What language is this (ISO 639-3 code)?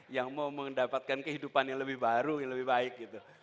ind